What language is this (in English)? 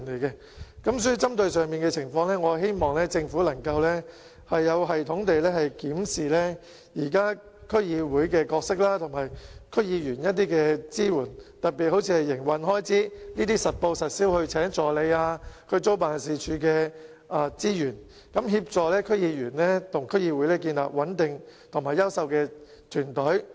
Cantonese